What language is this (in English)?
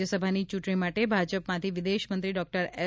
Gujarati